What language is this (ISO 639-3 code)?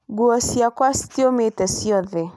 kik